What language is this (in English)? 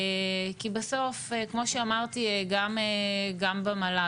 Hebrew